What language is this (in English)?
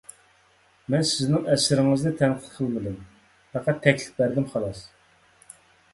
Uyghur